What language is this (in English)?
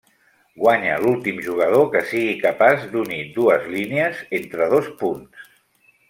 Catalan